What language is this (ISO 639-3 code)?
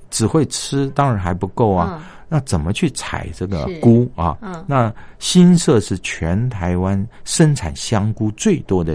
zho